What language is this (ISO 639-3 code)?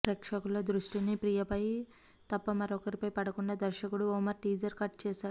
tel